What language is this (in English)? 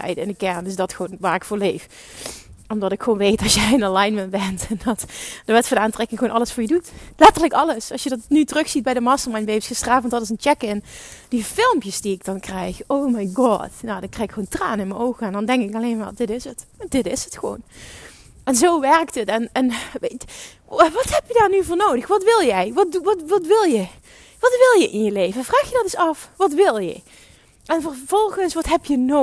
Dutch